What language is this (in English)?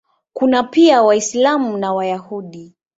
Swahili